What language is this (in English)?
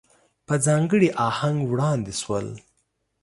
Pashto